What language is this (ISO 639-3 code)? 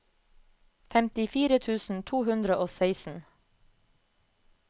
nor